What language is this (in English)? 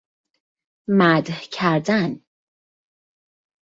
Persian